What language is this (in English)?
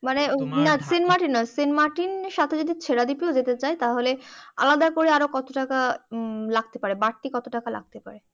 Bangla